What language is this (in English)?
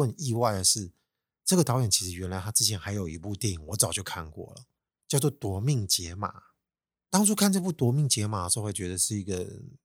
Chinese